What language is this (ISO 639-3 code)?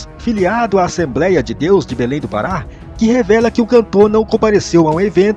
por